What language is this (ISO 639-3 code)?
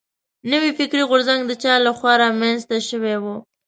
pus